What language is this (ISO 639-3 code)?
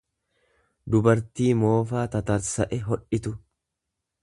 orm